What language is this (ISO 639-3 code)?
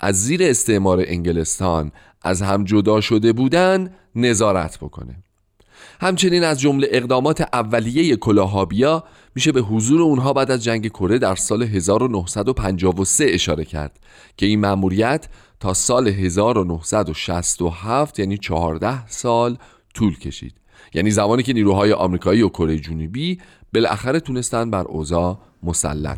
fas